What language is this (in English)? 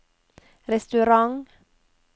Norwegian